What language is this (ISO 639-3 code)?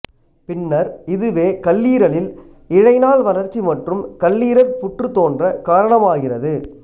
tam